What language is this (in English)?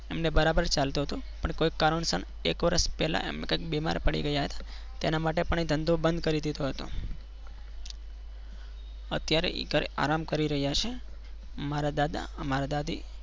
Gujarati